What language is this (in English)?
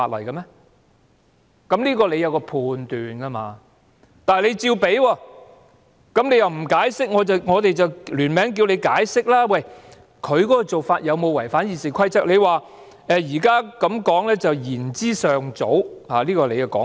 Cantonese